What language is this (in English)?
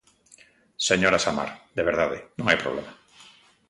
Galician